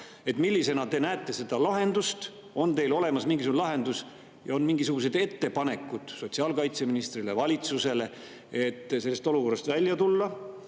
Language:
Estonian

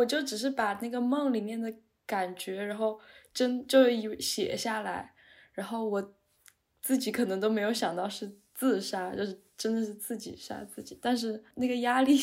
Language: Chinese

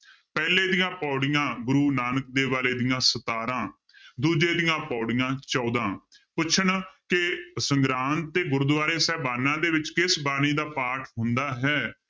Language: Punjabi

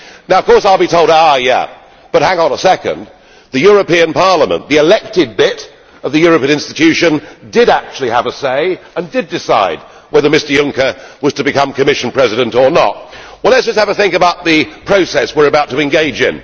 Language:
English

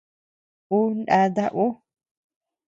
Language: Tepeuxila Cuicatec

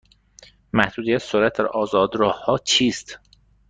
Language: Persian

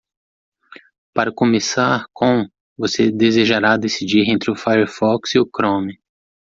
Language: Portuguese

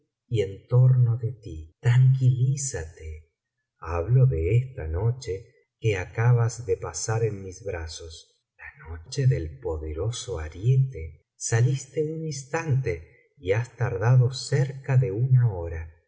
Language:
Spanish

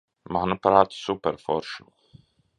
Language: Latvian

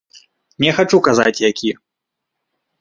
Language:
Belarusian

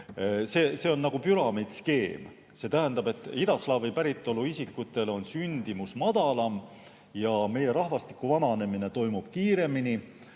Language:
Estonian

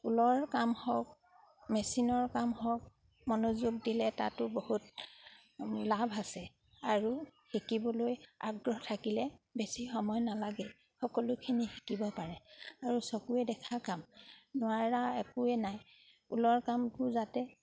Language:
Assamese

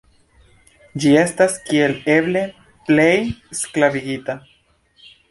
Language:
Esperanto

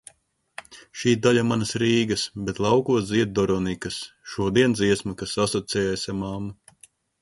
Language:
Latvian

